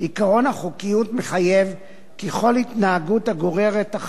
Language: Hebrew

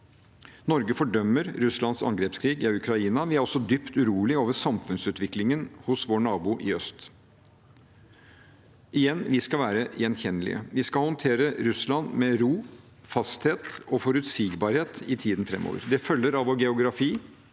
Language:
Norwegian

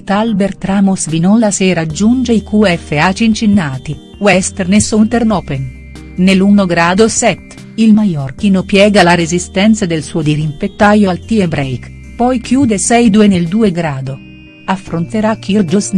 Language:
Italian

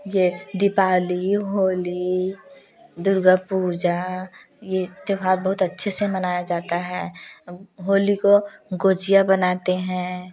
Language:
Hindi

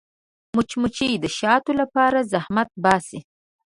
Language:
Pashto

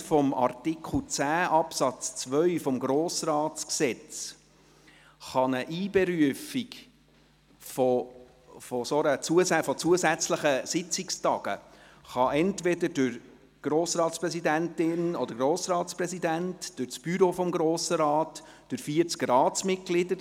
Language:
Swiss German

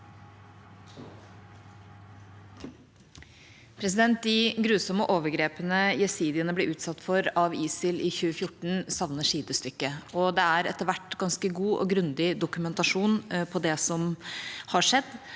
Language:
Norwegian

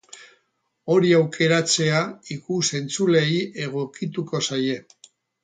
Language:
Basque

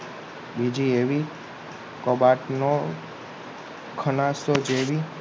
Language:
Gujarati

